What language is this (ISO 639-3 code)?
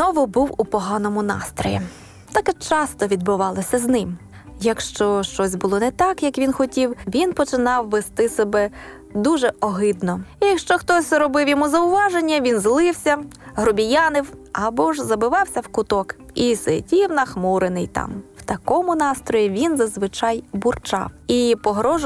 ukr